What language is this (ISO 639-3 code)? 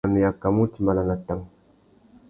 bag